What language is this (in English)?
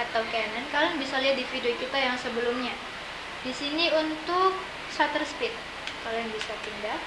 Indonesian